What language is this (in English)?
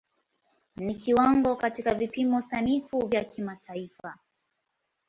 Swahili